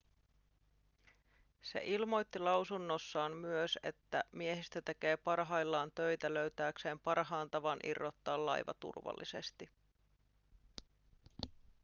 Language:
Finnish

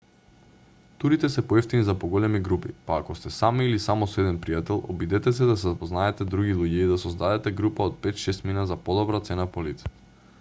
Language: Macedonian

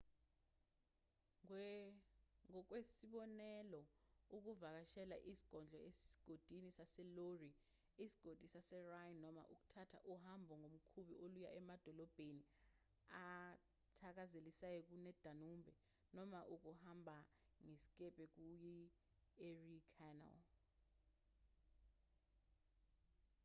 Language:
Zulu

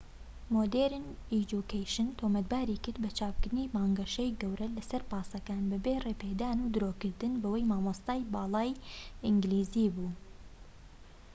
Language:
Central Kurdish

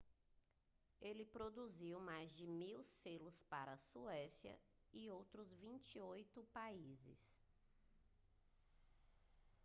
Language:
Portuguese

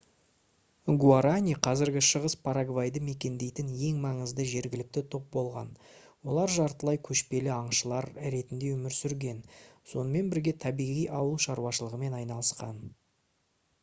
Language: Kazakh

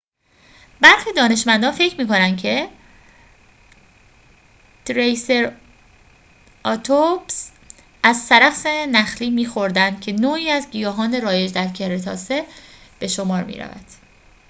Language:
Persian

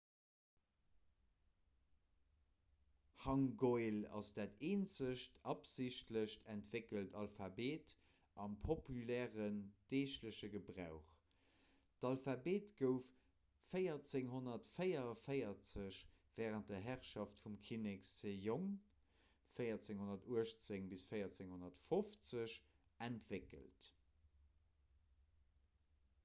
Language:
Luxembourgish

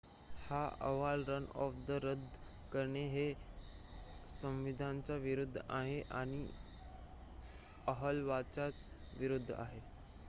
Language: Marathi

